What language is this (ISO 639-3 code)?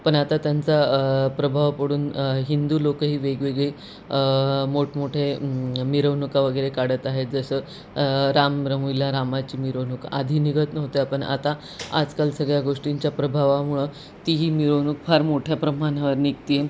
mar